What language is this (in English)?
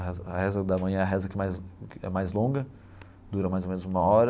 Portuguese